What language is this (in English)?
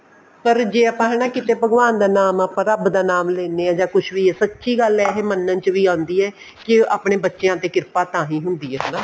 Punjabi